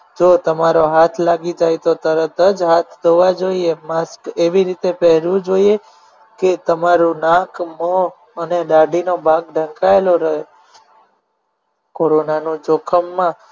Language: Gujarati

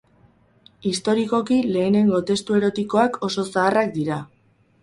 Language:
Basque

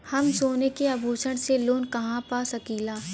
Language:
Bhojpuri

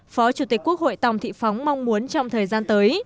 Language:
Vietnamese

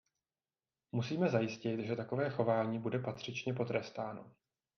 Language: Czech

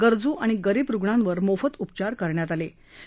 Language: Marathi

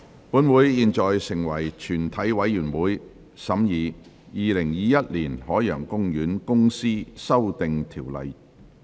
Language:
Cantonese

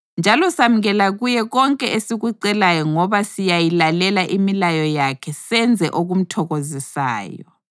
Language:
North Ndebele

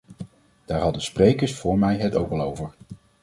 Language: Dutch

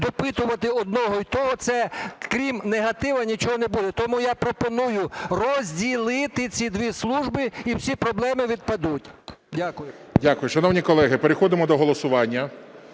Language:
Ukrainian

